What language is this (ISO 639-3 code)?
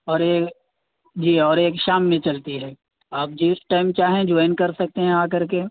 urd